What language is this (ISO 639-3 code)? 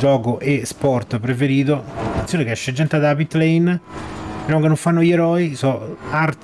ita